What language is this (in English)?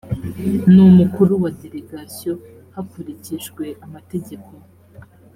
Kinyarwanda